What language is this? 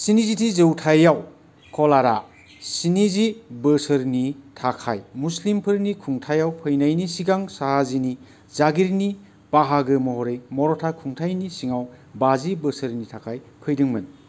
Bodo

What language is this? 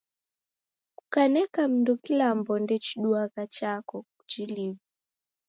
Taita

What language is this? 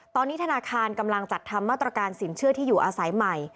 Thai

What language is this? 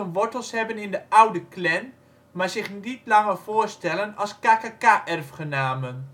Dutch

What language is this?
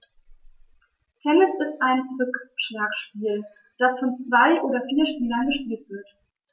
German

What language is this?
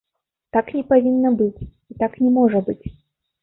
Belarusian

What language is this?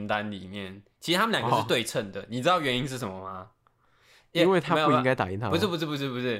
Chinese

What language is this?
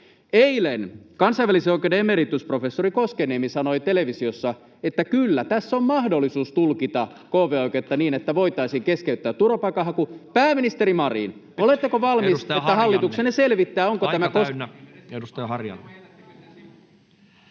Finnish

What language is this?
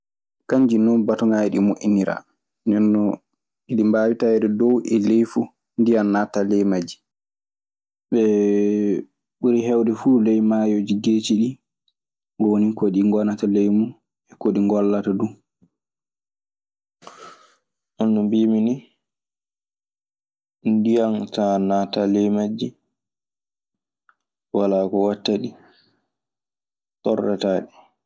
Maasina Fulfulde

